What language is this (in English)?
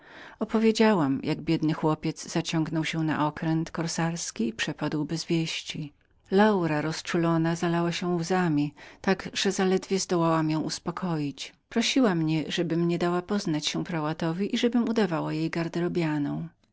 Polish